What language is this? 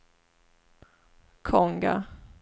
Swedish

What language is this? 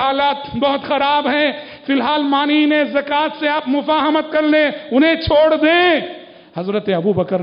Arabic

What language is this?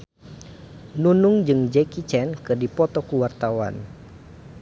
Sundanese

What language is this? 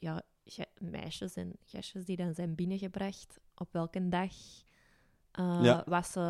Dutch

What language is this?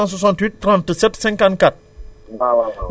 Wolof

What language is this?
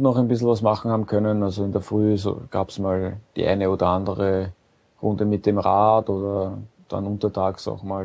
German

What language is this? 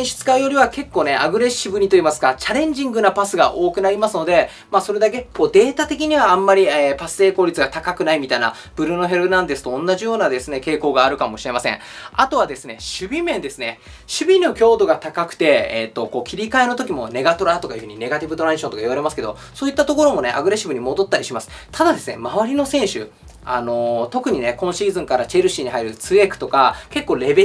Japanese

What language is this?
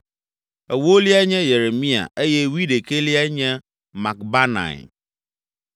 Ewe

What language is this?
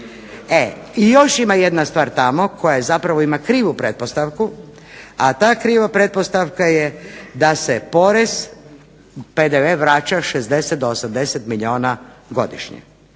Croatian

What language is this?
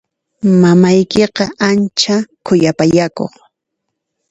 Puno Quechua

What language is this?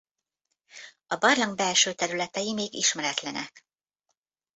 Hungarian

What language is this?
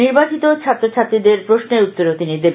Bangla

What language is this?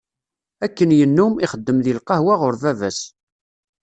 Kabyle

